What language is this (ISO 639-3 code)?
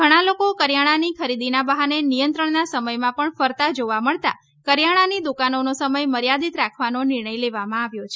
guj